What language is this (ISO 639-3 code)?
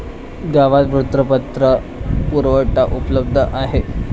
mar